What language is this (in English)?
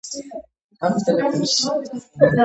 Georgian